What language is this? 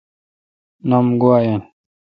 Kalkoti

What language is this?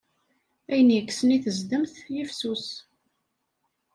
Kabyle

